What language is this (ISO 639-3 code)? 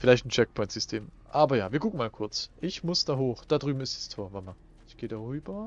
deu